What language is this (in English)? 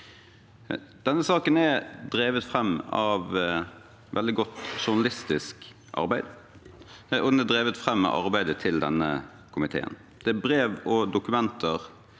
Norwegian